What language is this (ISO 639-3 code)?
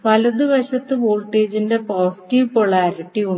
mal